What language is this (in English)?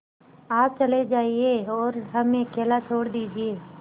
Hindi